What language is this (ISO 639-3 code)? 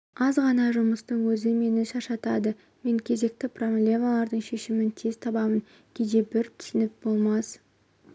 kaz